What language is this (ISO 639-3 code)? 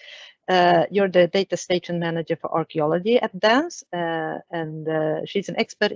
eng